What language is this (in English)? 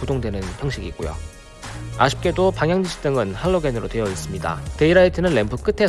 Korean